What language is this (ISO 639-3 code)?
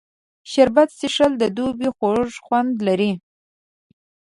pus